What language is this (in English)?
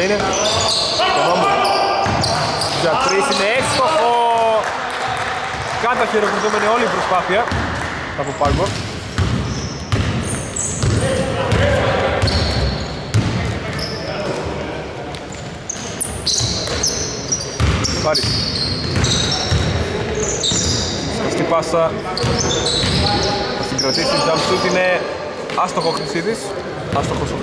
Greek